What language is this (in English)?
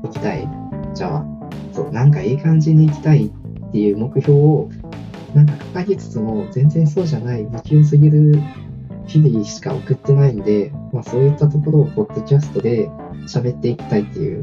Japanese